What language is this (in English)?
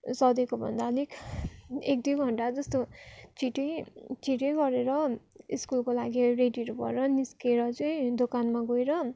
Nepali